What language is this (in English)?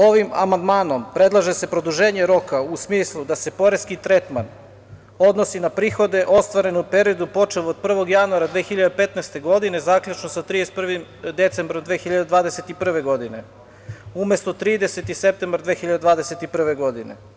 Serbian